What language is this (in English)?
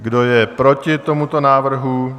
Czech